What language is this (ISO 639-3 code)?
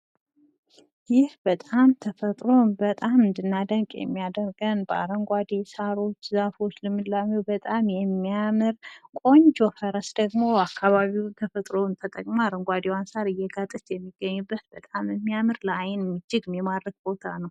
amh